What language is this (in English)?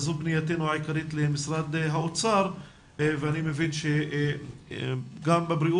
Hebrew